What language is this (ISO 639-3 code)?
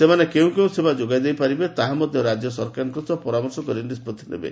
ori